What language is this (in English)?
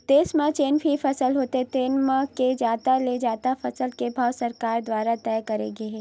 Chhattisgarhi